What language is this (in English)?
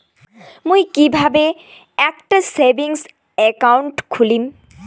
Bangla